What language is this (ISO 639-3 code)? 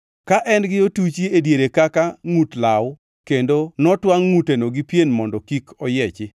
luo